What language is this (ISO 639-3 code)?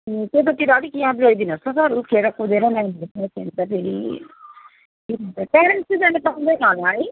nep